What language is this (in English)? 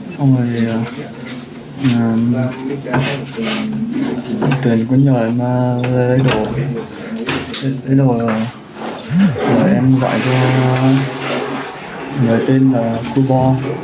Vietnamese